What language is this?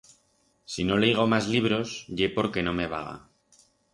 Aragonese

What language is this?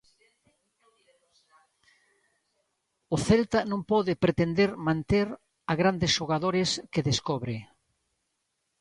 Galician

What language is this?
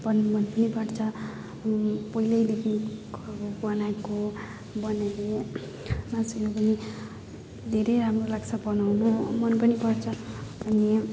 Nepali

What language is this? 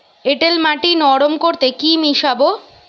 Bangla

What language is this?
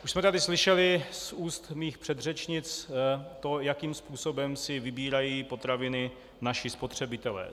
Czech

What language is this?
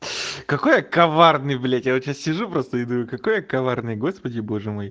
Russian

